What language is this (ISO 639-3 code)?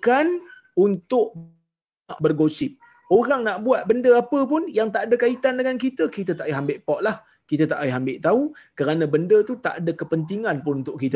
msa